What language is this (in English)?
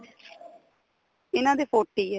Punjabi